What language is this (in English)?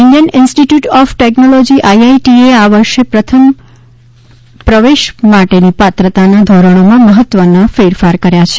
Gujarati